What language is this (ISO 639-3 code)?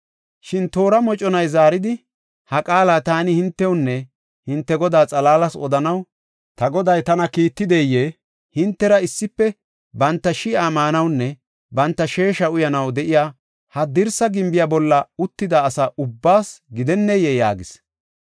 gof